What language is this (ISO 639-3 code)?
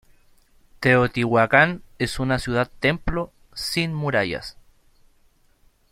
spa